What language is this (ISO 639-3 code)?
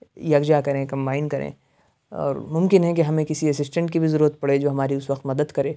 urd